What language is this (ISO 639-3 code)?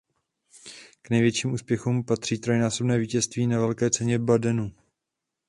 ces